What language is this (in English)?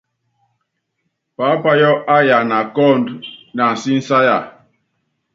Yangben